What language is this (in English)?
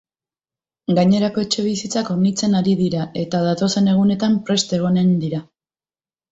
Basque